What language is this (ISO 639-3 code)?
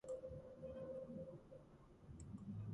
kat